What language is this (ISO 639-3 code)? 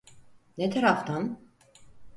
tur